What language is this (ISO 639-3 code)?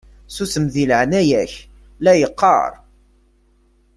kab